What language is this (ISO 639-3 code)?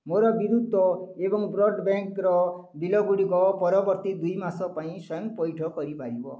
ori